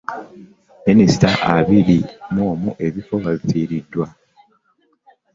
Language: Ganda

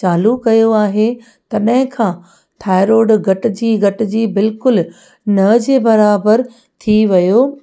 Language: Sindhi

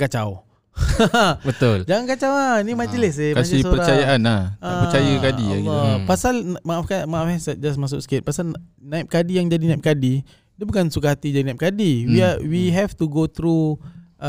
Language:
Malay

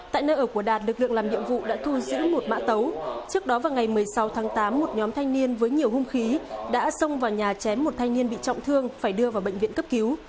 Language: Vietnamese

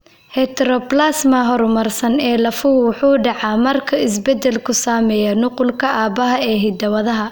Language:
Somali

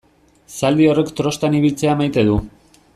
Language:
Basque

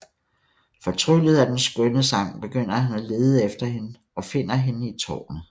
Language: Danish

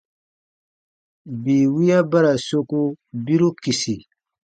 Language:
Baatonum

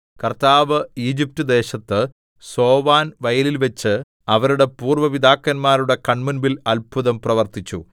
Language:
Malayalam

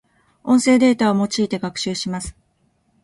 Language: Japanese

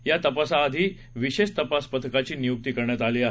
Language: Marathi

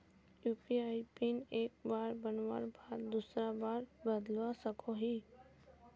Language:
Magahi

